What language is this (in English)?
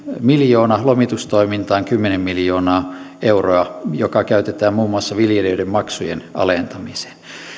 Finnish